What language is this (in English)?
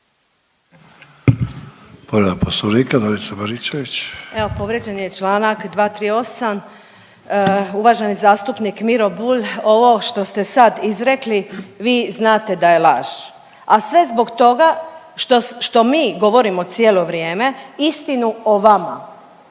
Croatian